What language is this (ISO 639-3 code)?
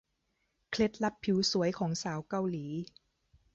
tha